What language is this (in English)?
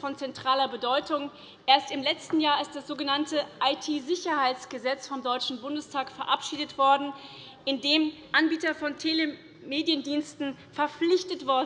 German